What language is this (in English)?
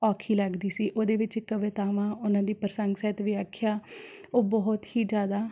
Punjabi